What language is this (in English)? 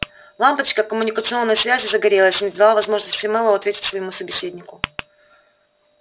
Russian